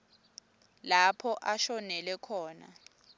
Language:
Swati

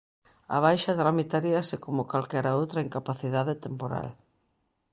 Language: Galician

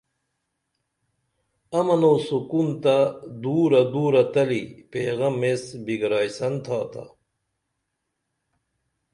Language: Dameli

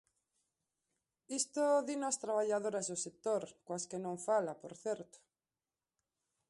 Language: Galician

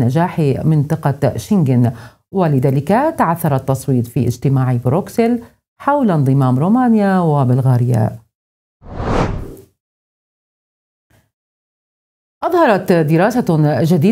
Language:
Arabic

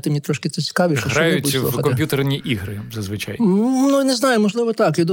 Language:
Ukrainian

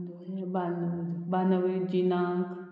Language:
Konkani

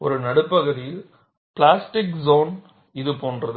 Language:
Tamil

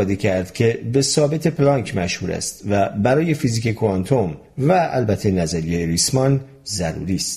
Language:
Persian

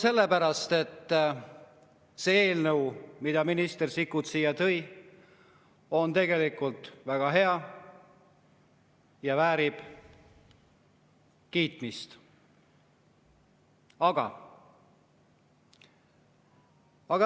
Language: Estonian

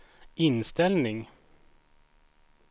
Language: Swedish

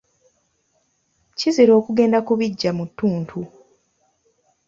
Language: Ganda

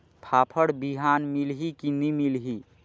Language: Chhattisgarhi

